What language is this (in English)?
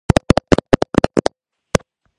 Georgian